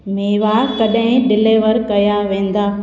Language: Sindhi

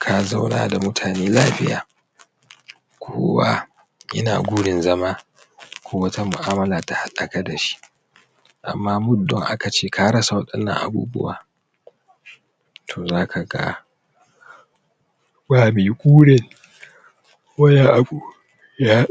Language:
Hausa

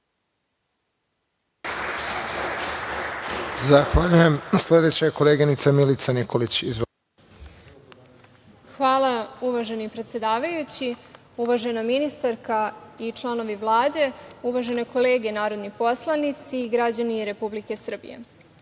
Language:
Serbian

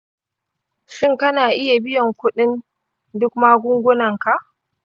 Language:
Hausa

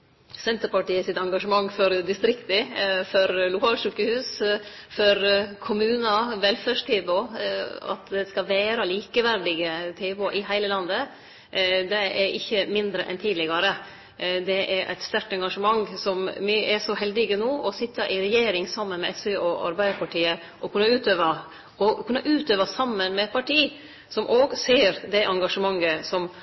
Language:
Norwegian Nynorsk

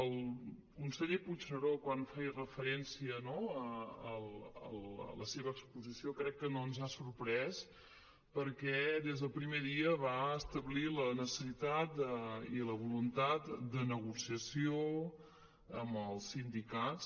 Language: Catalan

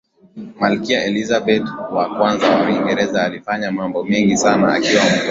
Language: Swahili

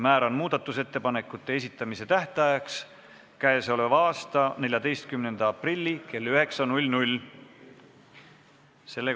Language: Estonian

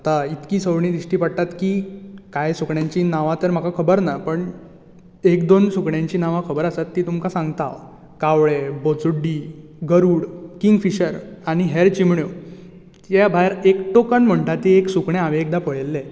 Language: Konkani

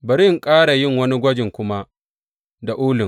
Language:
Hausa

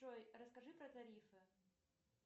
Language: Russian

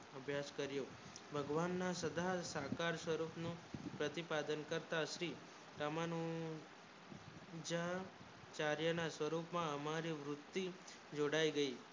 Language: Gujarati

